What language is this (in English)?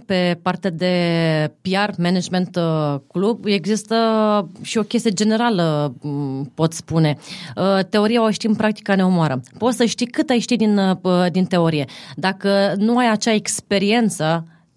Romanian